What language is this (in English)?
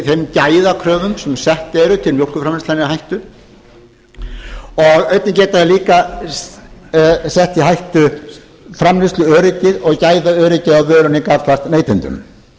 Icelandic